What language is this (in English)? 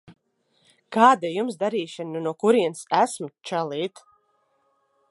Latvian